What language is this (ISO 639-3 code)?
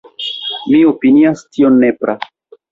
epo